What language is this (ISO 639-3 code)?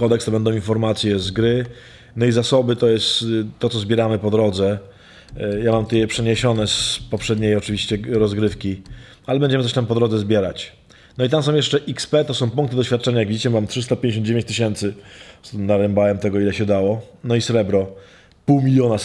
pol